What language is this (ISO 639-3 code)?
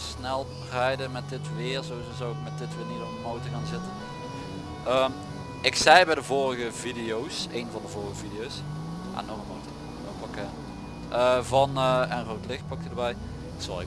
nld